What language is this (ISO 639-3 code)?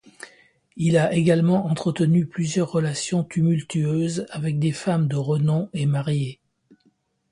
fra